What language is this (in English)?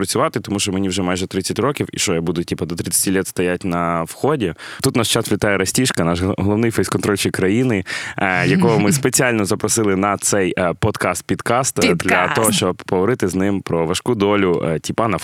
Ukrainian